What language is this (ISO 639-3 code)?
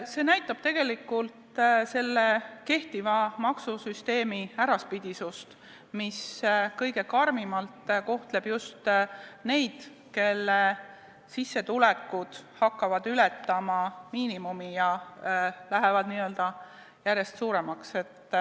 est